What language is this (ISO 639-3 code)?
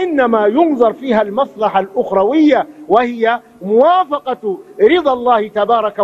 ara